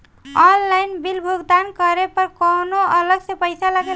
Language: Bhojpuri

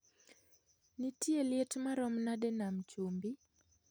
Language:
Luo (Kenya and Tanzania)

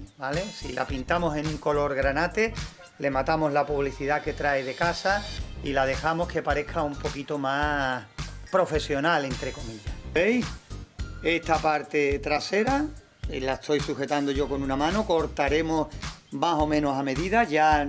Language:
Spanish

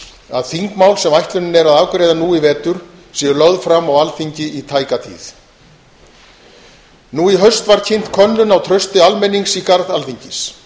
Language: Icelandic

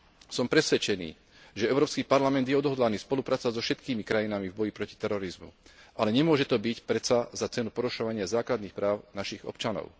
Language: Slovak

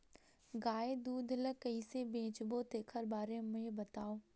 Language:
Chhattisgarhi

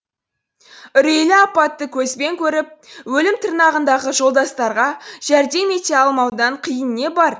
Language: Kazakh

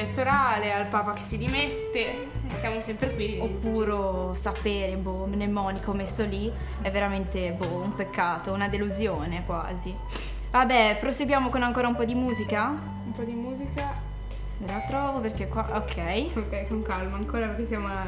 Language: Italian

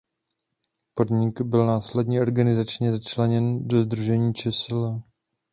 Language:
Czech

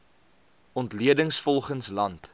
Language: Afrikaans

